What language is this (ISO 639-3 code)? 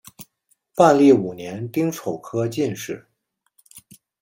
zho